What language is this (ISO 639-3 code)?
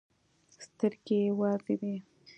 pus